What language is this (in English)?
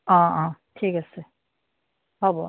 Assamese